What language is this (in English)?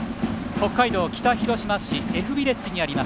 Japanese